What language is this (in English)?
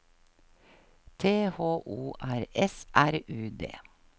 Norwegian